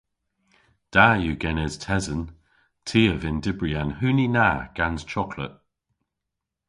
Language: Cornish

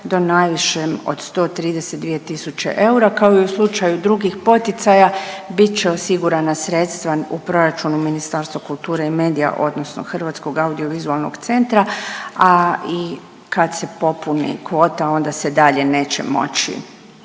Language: Croatian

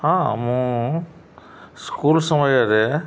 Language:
Odia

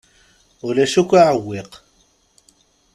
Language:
Kabyle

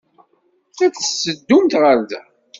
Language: Kabyle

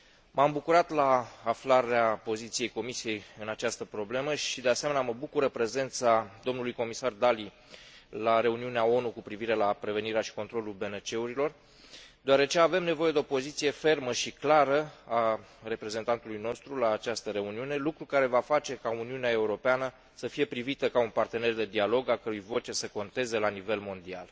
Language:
Romanian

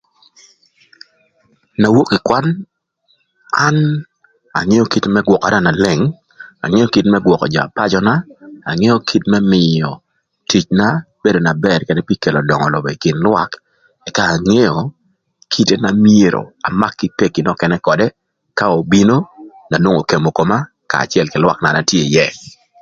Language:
Thur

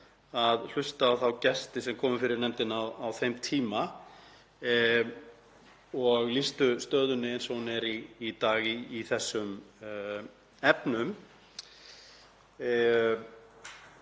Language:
Icelandic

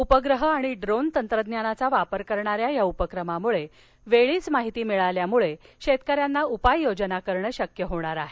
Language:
Marathi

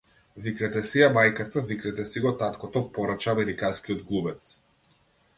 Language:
Macedonian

